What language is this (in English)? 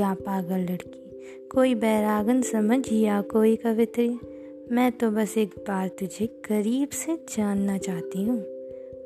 Hindi